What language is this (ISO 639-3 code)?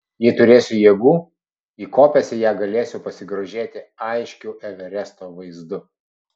lit